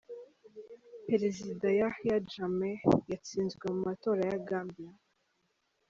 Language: Kinyarwanda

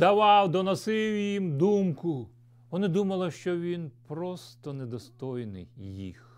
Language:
Ukrainian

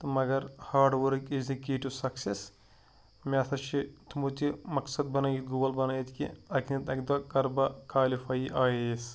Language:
Kashmiri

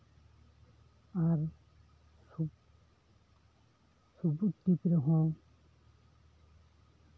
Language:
Santali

